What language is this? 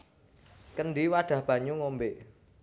Javanese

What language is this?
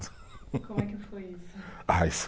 Portuguese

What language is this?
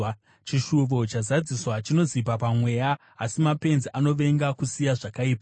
Shona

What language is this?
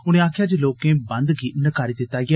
Dogri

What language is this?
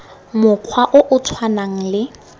Tswana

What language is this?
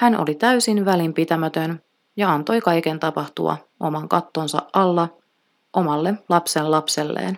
Finnish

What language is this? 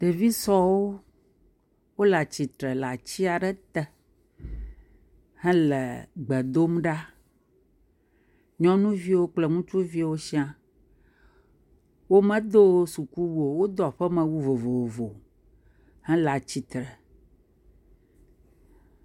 Ewe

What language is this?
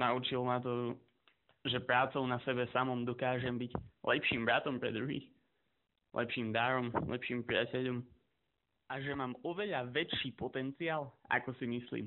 Slovak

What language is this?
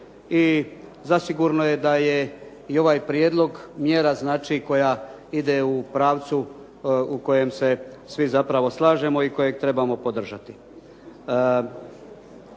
Croatian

